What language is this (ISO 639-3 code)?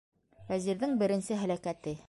bak